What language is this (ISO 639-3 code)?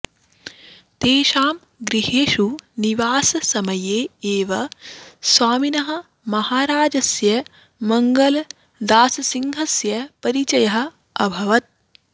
san